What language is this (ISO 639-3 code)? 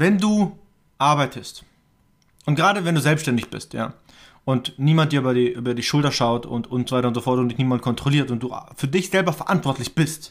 deu